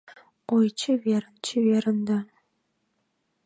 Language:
Mari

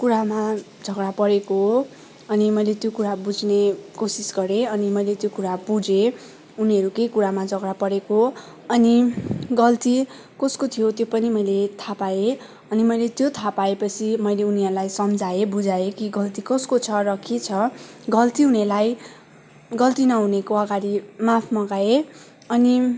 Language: Nepali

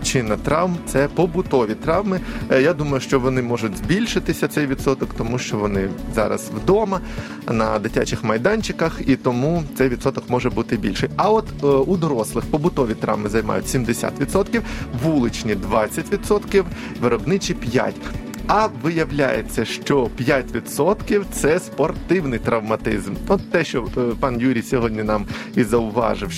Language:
Ukrainian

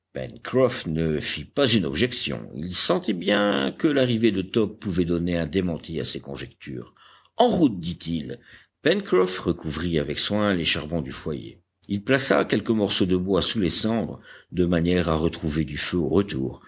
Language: French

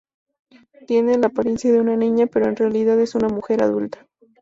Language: Spanish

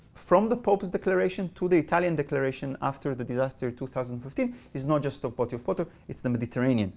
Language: English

